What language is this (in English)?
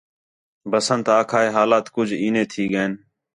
Khetrani